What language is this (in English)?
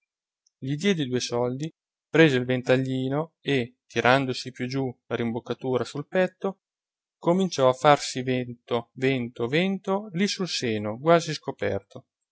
Italian